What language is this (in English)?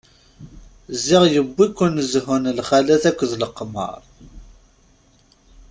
Kabyle